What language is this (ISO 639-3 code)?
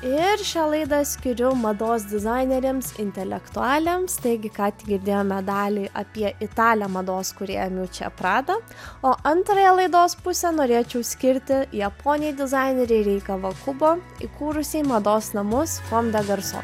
lit